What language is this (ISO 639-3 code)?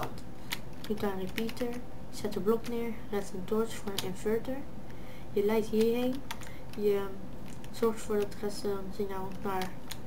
nld